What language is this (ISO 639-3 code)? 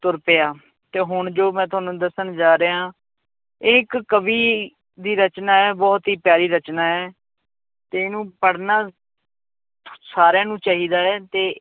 pan